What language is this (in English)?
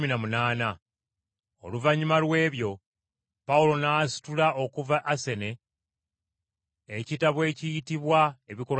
Ganda